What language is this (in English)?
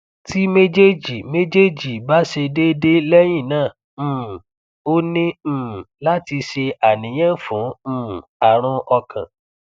Yoruba